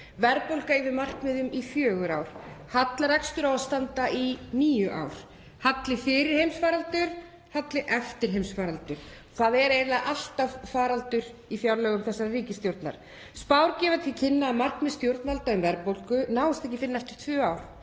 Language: Icelandic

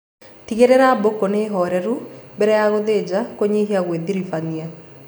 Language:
Kikuyu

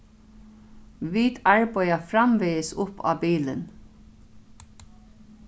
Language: Faroese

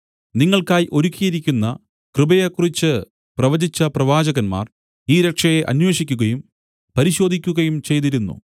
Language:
Malayalam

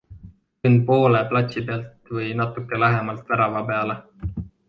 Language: Estonian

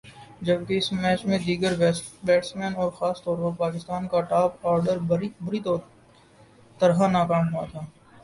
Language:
Urdu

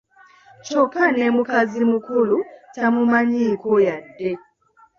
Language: Ganda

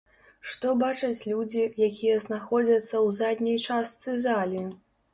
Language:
Belarusian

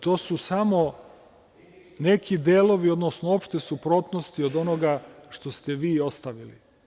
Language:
Serbian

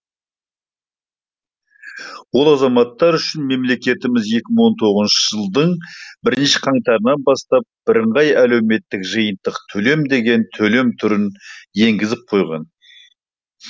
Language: Kazakh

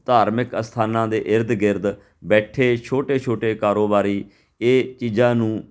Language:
Punjabi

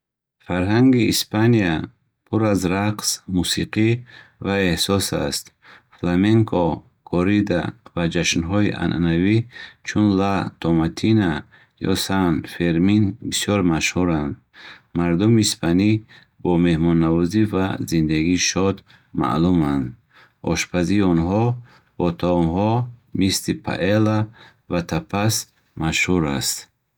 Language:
Bukharic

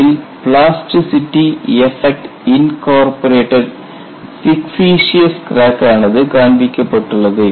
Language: Tamil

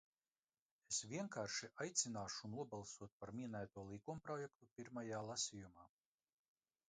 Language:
Latvian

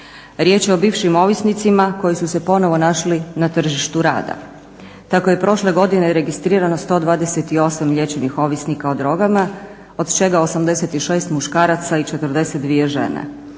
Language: Croatian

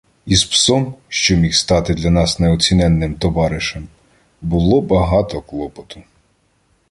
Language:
Ukrainian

